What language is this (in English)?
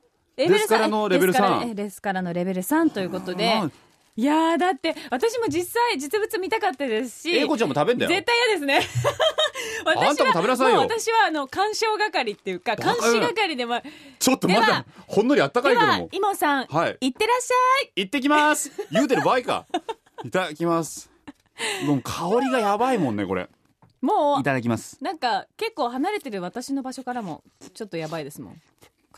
Japanese